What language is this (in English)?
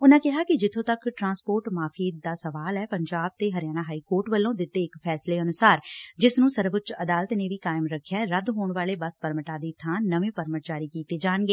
Punjabi